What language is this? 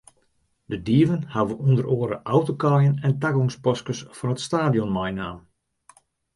Western Frisian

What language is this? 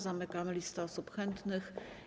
Polish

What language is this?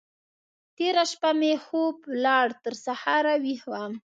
Pashto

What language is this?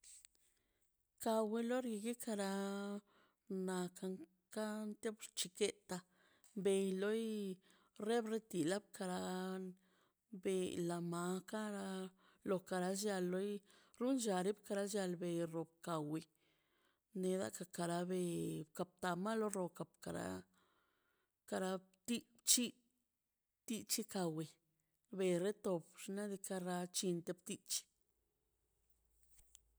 Mazaltepec Zapotec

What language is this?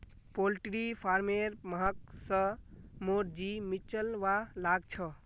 Magahi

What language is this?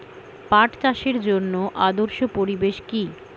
Bangla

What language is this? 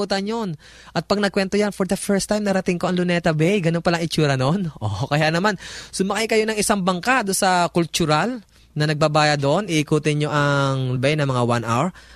Filipino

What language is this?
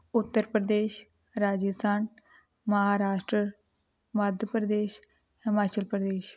Punjabi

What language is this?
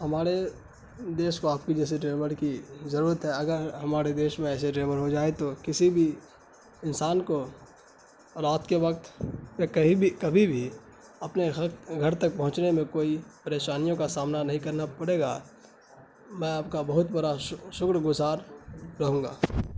Urdu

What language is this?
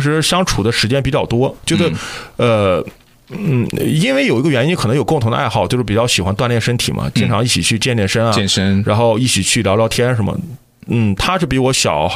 Chinese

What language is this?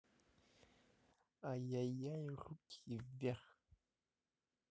Russian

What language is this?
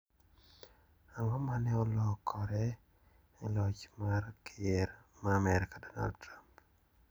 Luo (Kenya and Tanzania)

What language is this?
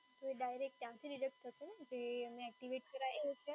Gujarati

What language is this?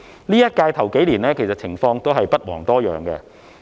Cantonese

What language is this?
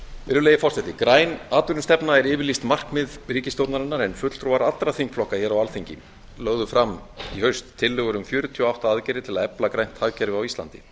Icelandic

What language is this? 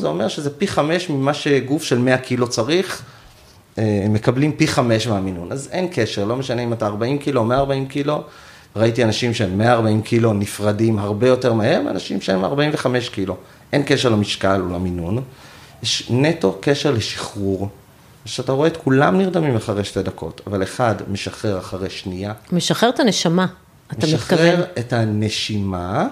Hebrew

